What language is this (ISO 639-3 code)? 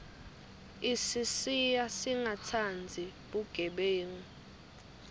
ssw